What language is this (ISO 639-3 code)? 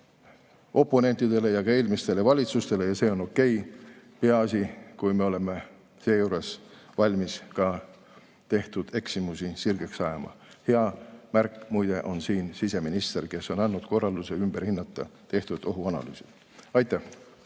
est